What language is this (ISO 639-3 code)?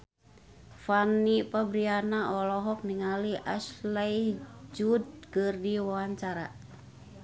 sun